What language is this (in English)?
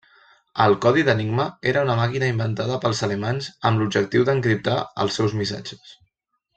Catalan